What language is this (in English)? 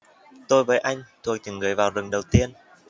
Vietnamese